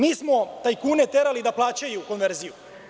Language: Serbian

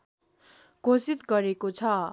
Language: Nepali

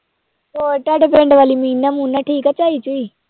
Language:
Punjabi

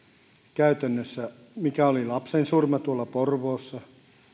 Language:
Finnish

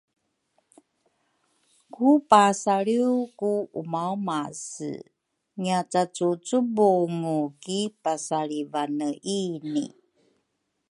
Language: Rukai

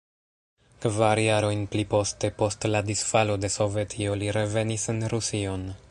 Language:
Esperanto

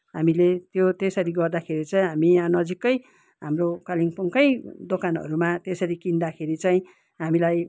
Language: Nepali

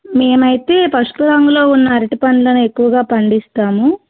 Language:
Telugu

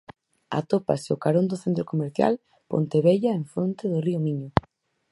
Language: Galician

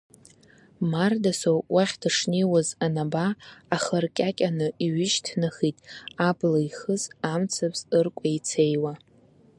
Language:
Abkhazian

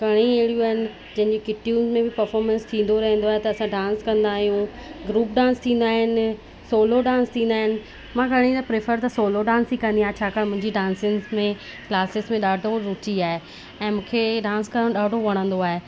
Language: Sindhi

